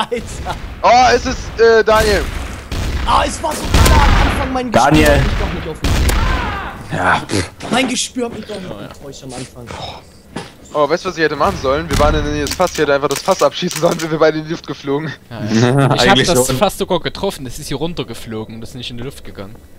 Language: German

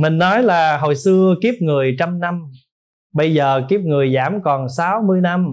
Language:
Vietnamese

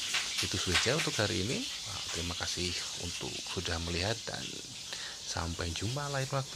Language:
Indonesian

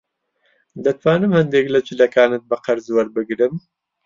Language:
Central Kurdish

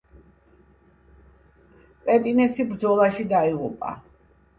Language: Georgian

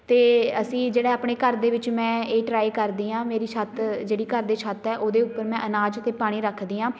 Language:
Punjabi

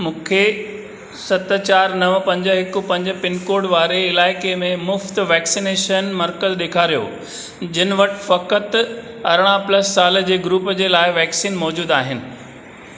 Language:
Sindhi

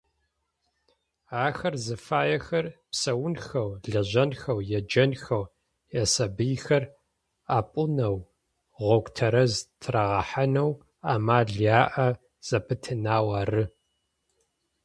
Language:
Adyghe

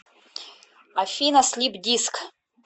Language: Russian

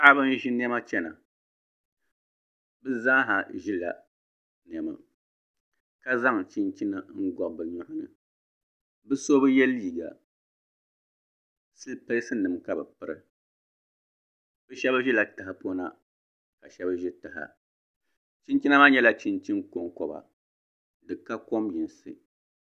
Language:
Dagbani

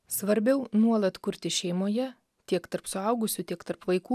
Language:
Lithuanian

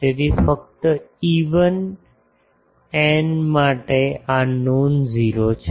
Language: Gujarati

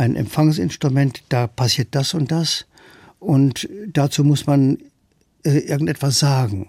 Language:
German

